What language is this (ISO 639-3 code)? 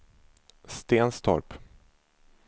swe